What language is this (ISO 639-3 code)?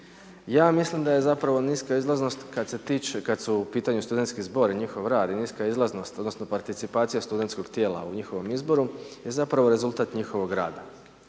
hrv